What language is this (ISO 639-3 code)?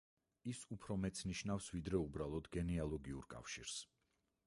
kat